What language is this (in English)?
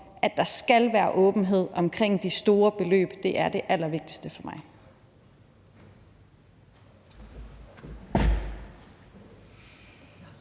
Danish